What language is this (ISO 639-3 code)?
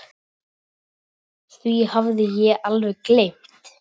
isl